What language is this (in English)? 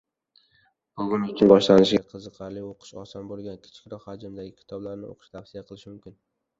Uzbek